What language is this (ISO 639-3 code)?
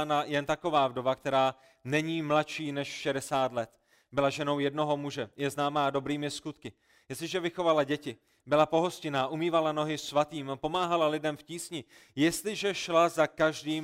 ces